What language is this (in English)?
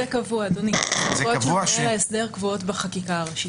Hebrew